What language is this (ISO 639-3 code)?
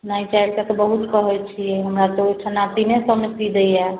mai